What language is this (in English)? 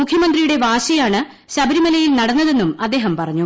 Malayalam